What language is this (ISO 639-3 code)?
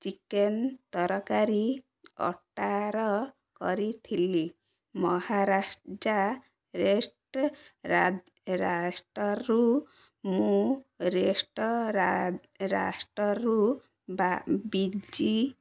ori